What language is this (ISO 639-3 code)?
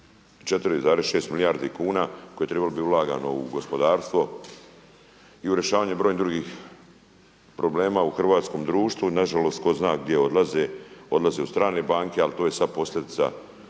hrv